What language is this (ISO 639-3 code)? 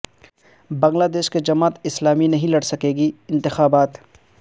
urd